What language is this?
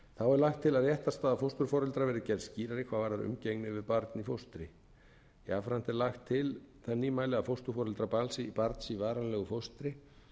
Icelandic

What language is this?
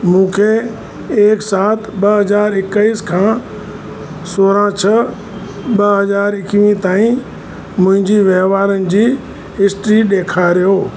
Sindhi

